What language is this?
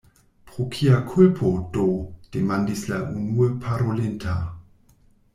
Esperanto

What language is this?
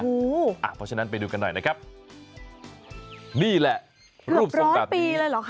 Thai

